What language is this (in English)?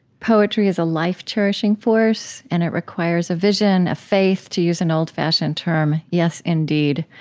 English